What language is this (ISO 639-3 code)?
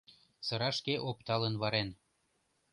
chm